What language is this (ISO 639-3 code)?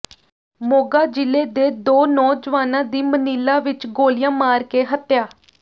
pan